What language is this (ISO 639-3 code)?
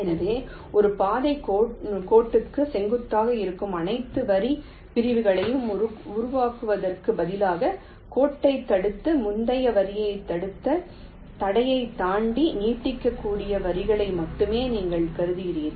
tam